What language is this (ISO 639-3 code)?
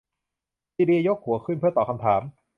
tha